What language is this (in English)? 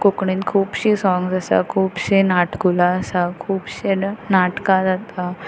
Konkani